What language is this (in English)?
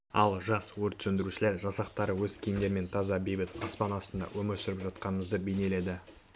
Kazakh